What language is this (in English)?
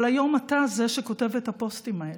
Hebrew